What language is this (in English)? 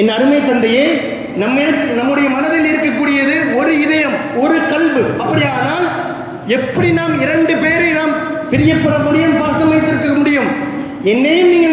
Tamil